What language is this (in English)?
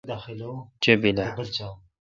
Kalkoti